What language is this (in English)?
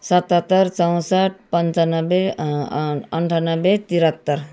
Nepali